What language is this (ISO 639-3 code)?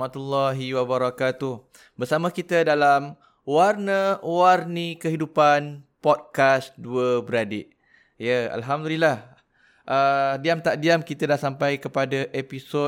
msa